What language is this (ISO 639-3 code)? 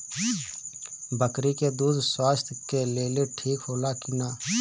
bho